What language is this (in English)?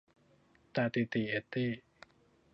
Thai